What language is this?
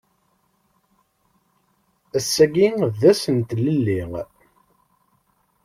Kabyle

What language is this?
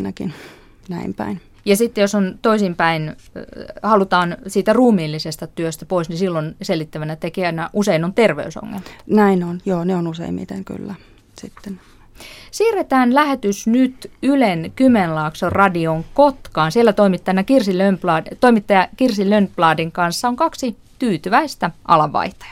Finnish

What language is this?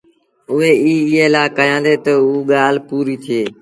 Sindhi Bhil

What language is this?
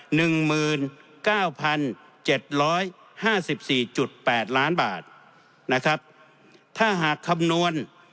Thai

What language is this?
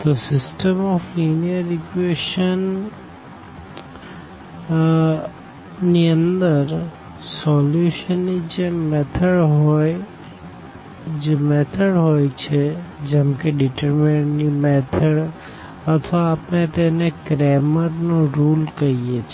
Gujarati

